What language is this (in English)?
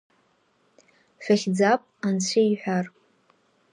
Abkhazian